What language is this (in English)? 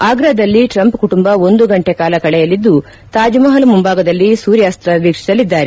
Kannada